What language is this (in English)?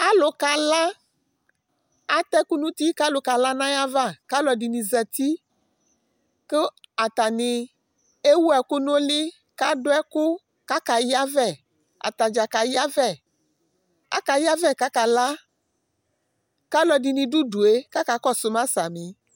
Ikposo